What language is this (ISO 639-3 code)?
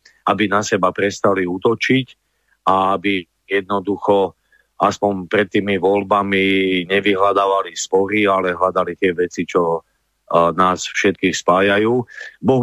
slk